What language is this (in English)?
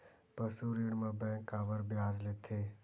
Chhattisgarhi